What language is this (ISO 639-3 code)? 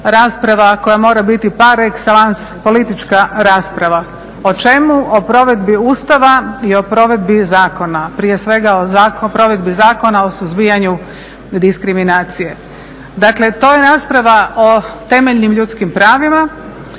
hrv